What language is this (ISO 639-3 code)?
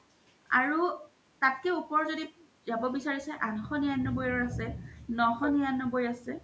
asm